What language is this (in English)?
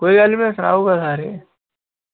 Dogri